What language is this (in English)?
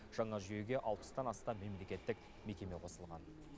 Kazakh